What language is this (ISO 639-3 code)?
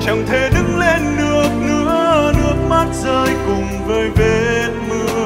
vie